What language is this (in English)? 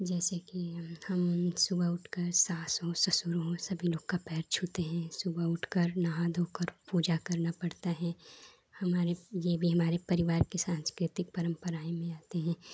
Hindi